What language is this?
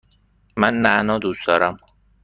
Persian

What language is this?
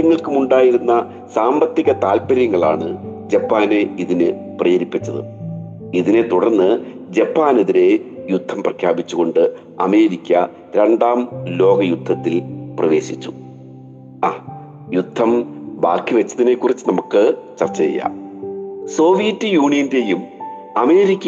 Malayalam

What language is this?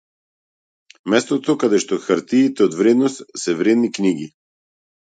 Macedonian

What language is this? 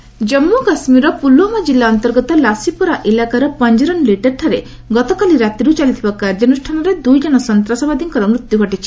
Odia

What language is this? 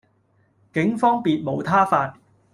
Cantonese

